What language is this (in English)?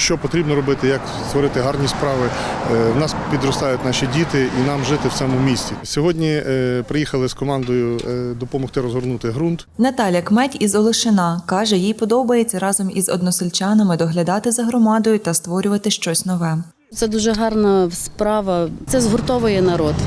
Ukrainian